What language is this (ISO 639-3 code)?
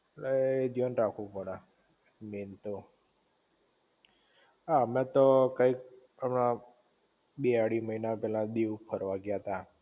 guj